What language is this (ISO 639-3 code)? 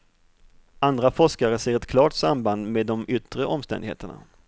swe